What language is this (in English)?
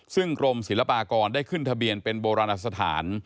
Thai